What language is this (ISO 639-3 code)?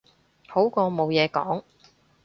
yue